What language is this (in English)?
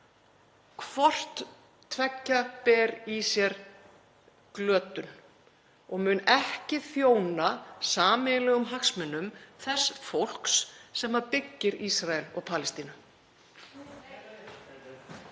Icelandic